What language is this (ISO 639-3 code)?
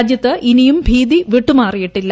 mal